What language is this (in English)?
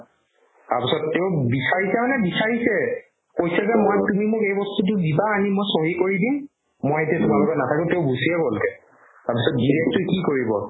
Assamese